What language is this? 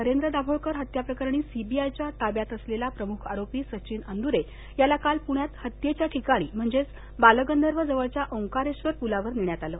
Marathi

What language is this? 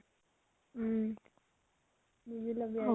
Assamese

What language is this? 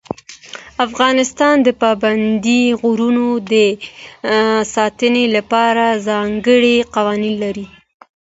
Pashto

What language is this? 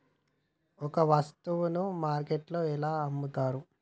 Telugu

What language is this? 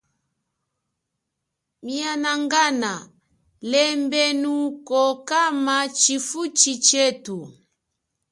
Chokwe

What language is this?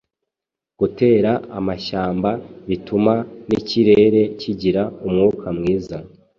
Kinyarwanda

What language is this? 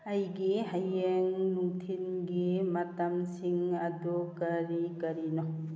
Manipuri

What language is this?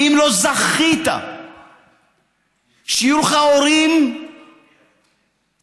Hebrew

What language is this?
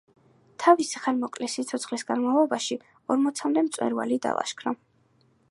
Georgian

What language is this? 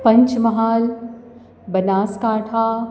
Gujarati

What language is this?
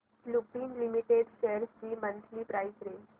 Marathi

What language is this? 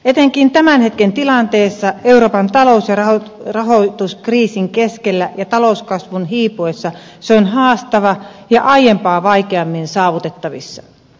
Finnish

